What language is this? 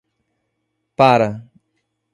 Portuguese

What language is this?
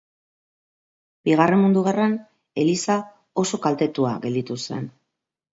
Basque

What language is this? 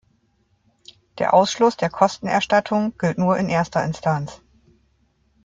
German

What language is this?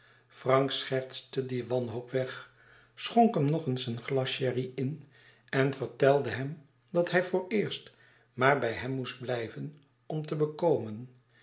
Dutch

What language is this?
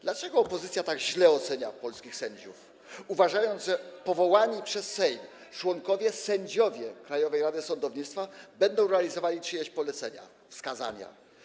Polish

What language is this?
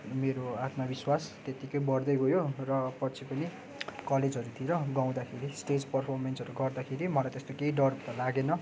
Nepali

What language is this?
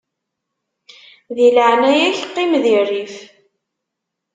Kabyle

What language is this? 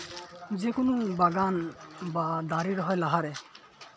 Santali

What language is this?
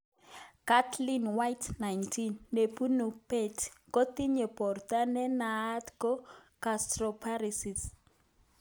Kalenjin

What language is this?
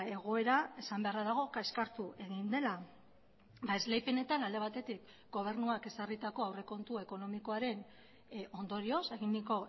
Basque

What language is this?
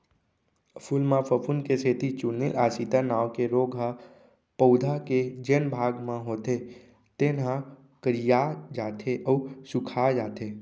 Chhattisgarhi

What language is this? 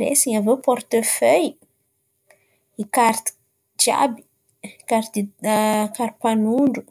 Antankarana Malagasy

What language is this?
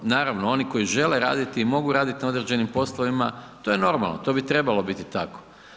Croatian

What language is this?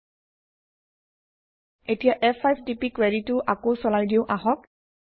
Assamese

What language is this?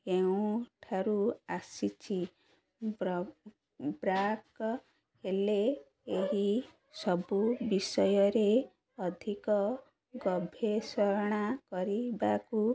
Odia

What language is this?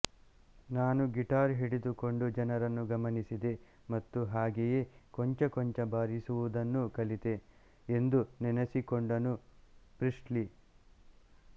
Kannada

